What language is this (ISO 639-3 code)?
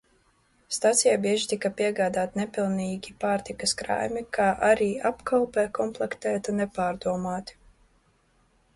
lav